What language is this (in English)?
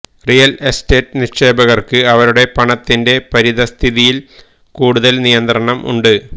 Malayalam